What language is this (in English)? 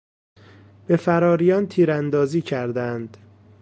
Persian